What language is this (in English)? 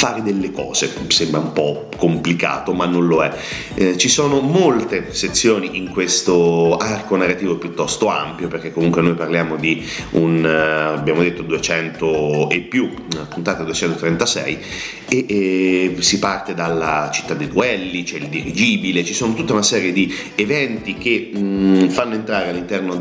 Italian